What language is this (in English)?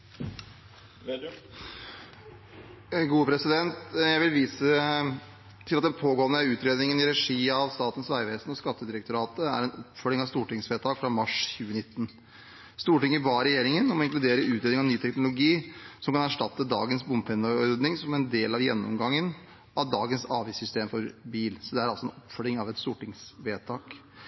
Norwegian Bokmål